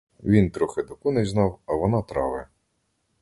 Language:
Ukrainian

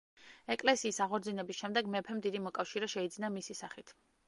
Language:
Georgian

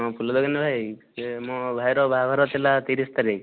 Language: Odia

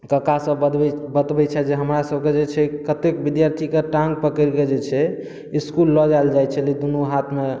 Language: Maithili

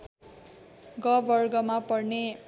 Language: Nepali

